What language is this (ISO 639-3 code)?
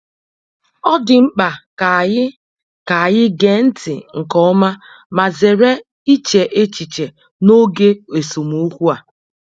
ibo